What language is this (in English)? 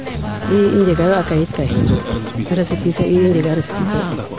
Serer